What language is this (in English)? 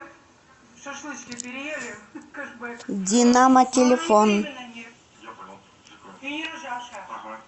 Russian